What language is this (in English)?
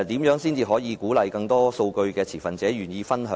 Cantonese